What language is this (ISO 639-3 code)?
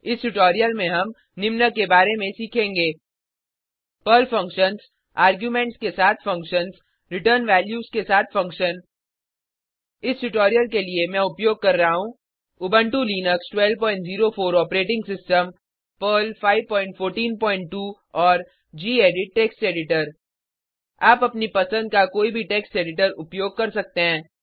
hin